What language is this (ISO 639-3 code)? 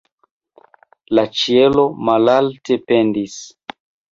epo